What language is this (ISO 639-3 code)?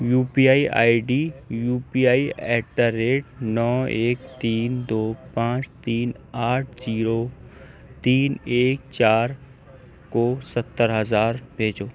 urd